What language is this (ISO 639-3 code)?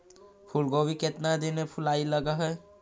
mag